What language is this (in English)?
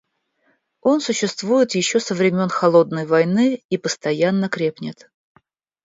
Russian